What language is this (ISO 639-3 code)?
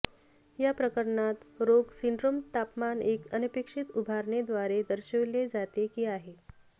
mar